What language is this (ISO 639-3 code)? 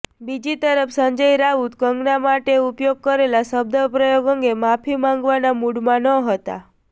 guj